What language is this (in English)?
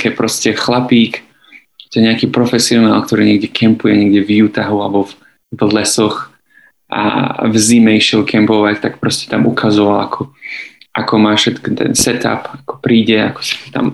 Slovak